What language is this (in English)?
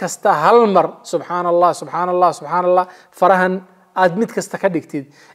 Arabic